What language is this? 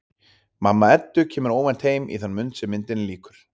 Icelandic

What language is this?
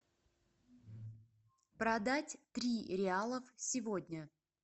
Russian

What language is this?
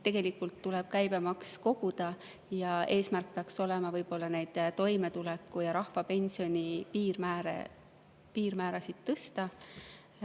Estonian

